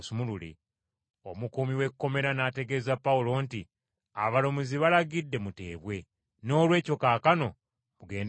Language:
Ganda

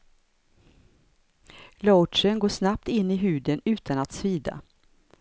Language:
Swedish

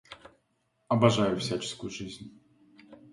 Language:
Russian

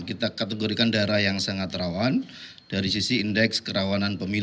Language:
Indonesian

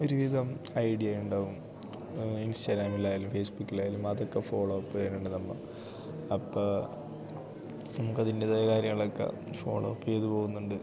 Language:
Malayalam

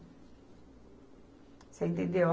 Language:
Portuguese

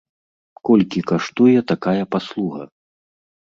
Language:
Belarusian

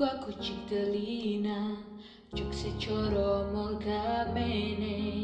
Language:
Indonesian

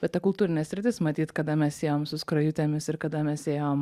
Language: Lithuanian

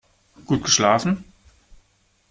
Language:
German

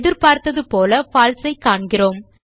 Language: Tamil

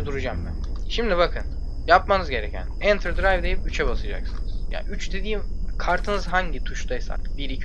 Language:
Turkish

